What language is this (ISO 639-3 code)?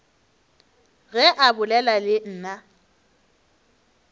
nso